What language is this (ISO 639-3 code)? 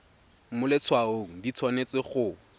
tsn